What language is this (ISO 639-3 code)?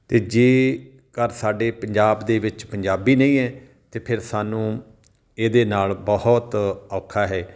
pan